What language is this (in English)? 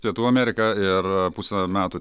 Lithuanian